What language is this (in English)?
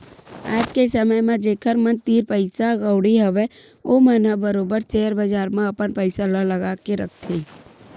Chhattisgarhi